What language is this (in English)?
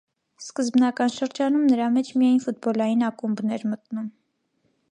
Armenian